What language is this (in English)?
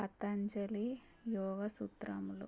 Telugu